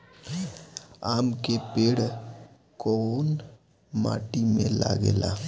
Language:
Bhojpuri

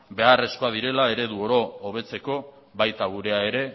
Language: Basque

